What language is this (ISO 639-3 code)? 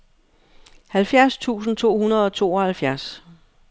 dan